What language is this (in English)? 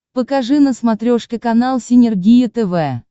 Russian